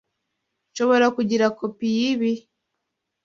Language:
Kinyarwanda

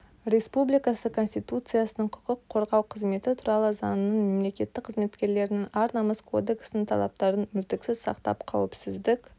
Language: Kazakh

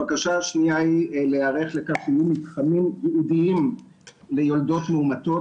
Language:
Hebrew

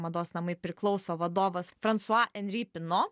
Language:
Lithuanian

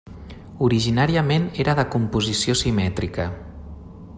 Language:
Catalan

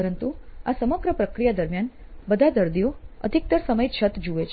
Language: Gujarati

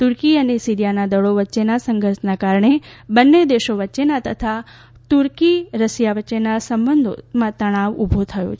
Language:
Gujarati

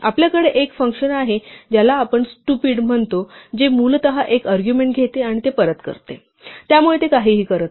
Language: Marathi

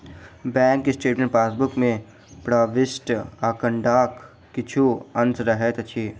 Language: Maithili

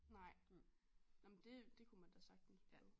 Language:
Danish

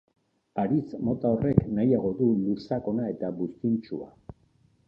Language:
Basque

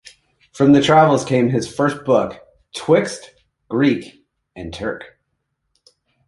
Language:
English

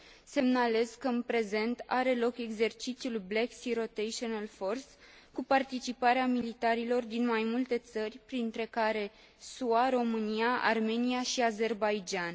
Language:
Romanian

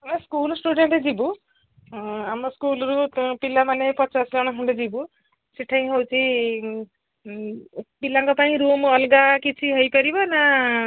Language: Odia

